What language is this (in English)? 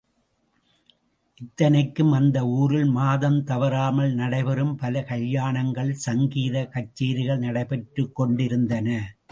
Tamil